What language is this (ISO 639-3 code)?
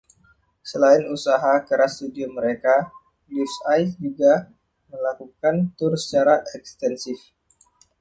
ind